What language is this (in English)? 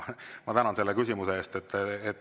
Estonian